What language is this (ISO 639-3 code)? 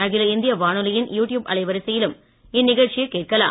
tam